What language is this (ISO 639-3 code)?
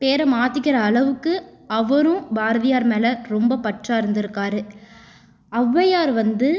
tam